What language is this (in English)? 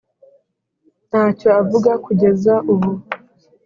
Kinyarwanda